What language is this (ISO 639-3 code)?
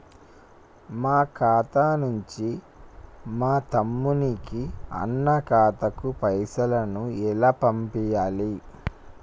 tel